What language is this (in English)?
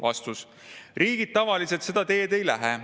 Estonian